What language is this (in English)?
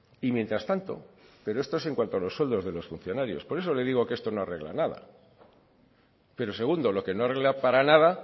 Spanish